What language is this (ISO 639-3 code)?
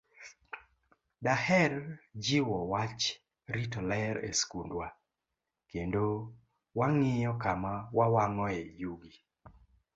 luo